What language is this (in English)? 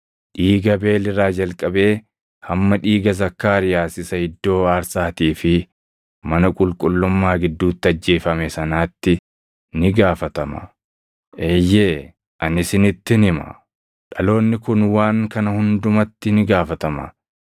Oromo